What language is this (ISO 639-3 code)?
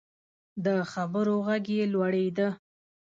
pus